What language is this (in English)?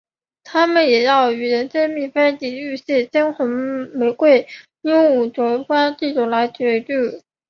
Chinese